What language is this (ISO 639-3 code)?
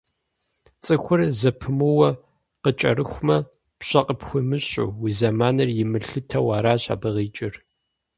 kbd